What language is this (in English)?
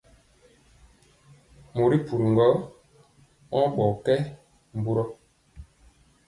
Mpiemo